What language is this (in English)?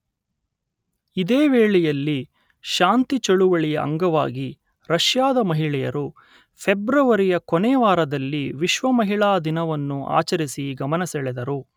Kannada